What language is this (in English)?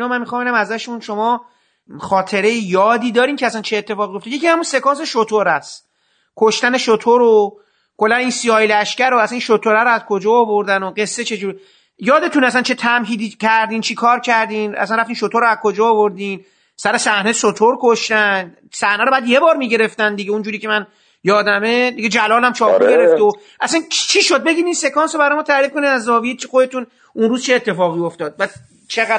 Persian